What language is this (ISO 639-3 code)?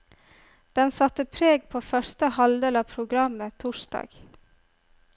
nor